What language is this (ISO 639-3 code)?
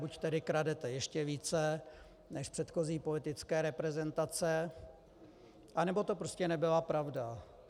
ces